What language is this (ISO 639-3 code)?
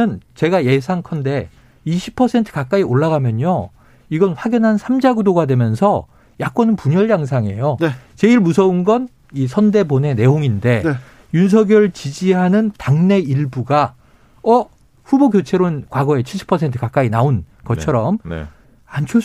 kor